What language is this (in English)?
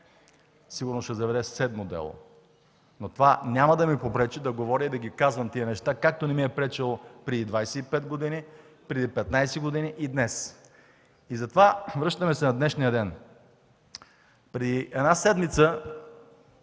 Bulgarian